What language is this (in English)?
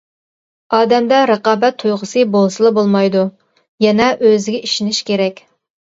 Uyghur